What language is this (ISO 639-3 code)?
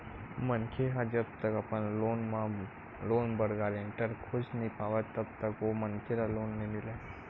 hne